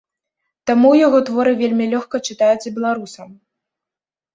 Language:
Belarusian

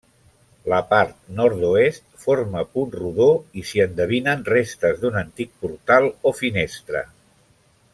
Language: Catalan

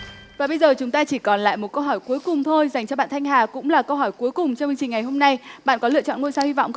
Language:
Vietnamese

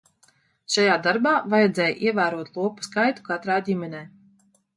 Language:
Latvian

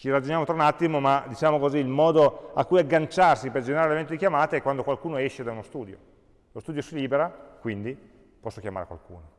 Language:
Italian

